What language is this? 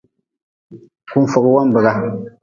Nawdm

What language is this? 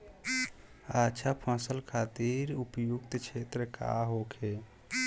Bhojpuri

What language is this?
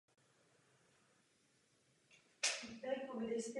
Czech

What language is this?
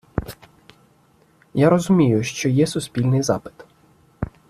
Ukrainian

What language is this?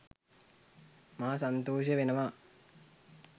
Sinhala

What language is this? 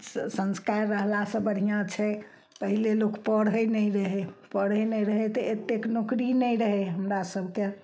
Maithili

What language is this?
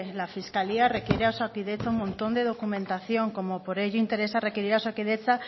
Spanish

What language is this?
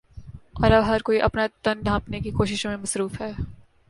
Urdu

